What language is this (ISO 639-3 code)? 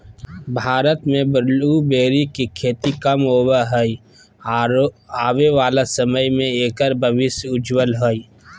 mag